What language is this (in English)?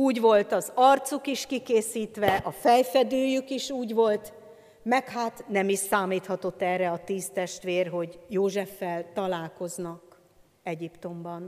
Hungarian